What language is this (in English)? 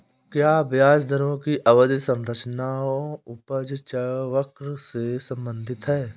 Hindi